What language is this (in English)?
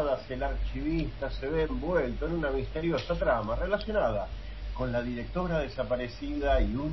Spanish